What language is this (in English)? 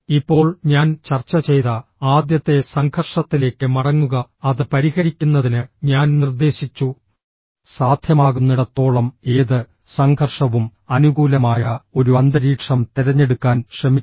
Malayalam